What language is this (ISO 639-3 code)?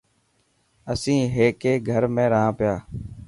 mki